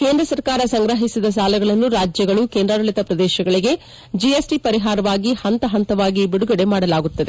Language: Kannada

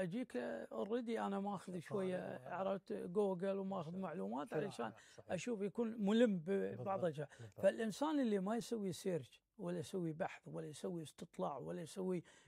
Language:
Arabic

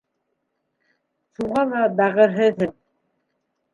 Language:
Bashkir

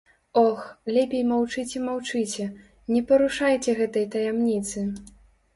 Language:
Belarusian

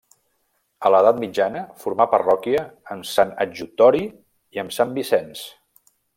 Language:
Catalan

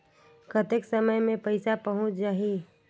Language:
Chhattisgarhi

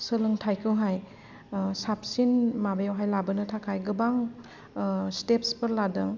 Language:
Bodo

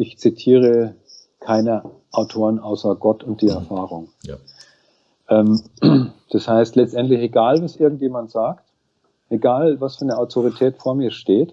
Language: German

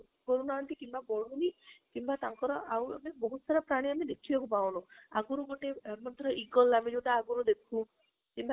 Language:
Odia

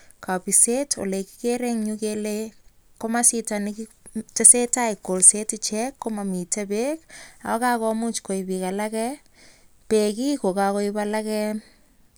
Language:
Kalenjin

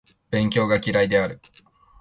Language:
Japanese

